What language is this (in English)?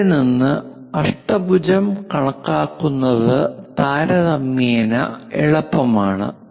Malayalam